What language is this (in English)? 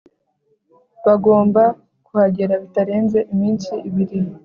Kinyarwanda